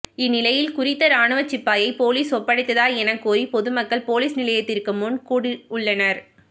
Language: Tamil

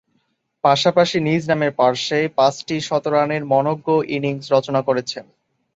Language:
Bangla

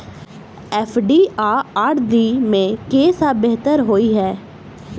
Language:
Maithili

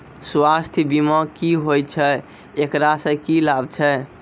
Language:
Maithili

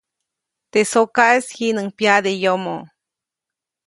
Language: Copainalá Zoque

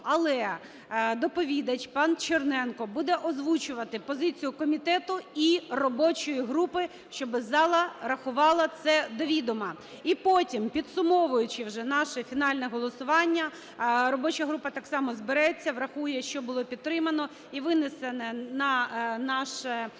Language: Ukrainian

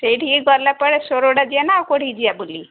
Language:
Odia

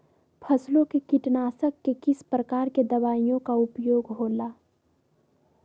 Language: Magahi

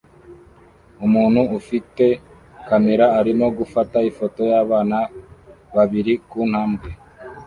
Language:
Kinyarwanda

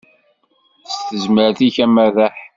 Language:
Kabyle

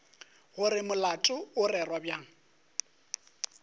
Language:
Northern Sotho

